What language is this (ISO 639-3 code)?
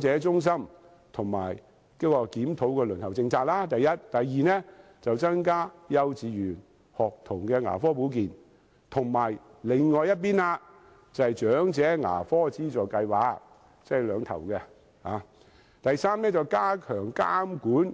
yue